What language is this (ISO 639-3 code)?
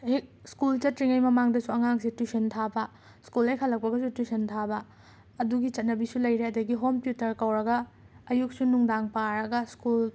mni